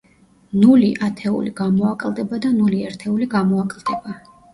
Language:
Georgian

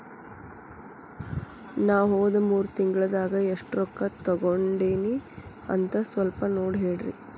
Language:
Kannada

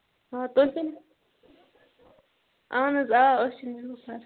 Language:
Kashmiri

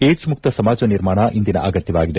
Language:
Kannada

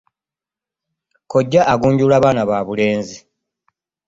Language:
Ganda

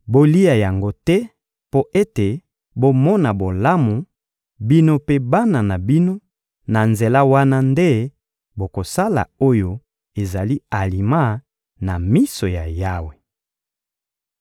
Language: Lingala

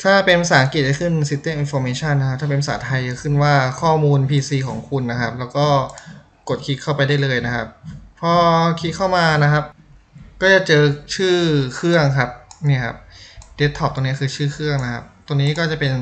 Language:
Thai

